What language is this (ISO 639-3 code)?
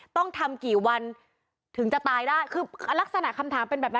tha